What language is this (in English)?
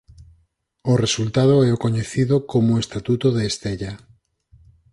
Galician